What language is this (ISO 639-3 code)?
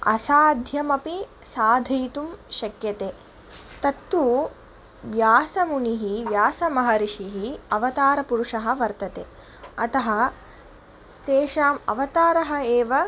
san